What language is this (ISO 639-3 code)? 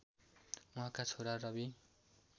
nep